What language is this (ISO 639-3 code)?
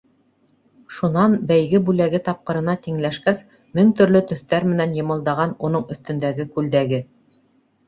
bak